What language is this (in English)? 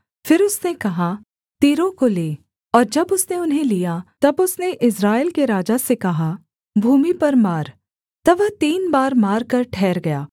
Hindi